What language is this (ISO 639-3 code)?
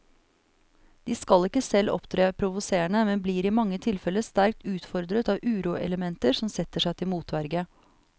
nor